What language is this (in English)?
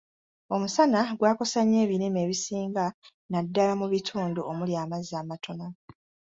Ganda